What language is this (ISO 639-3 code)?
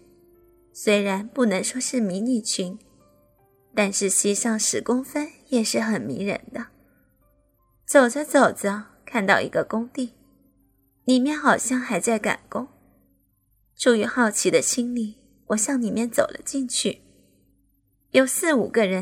zho